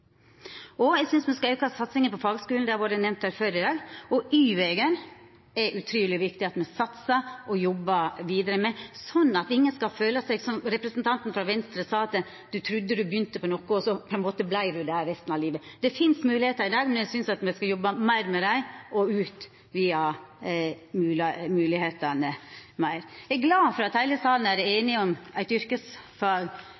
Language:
Norwegian Nynorsk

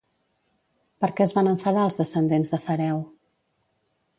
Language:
Catalan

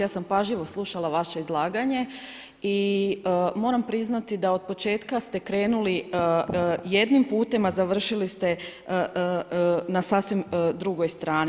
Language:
Croatian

